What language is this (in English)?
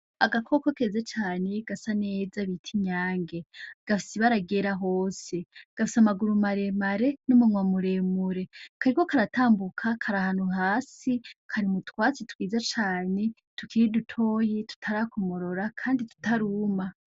Rundi